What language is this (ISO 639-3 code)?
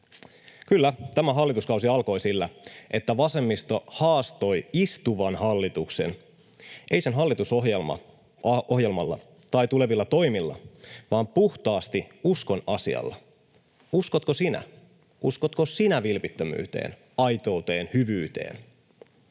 fin